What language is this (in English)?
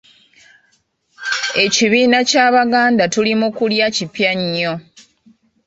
Ganda